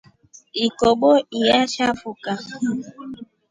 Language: Rombo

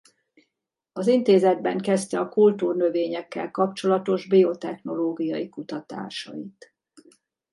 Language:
Hungarian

